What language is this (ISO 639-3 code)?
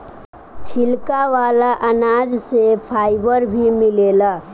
bho